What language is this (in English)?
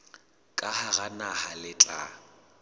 Southern Sotho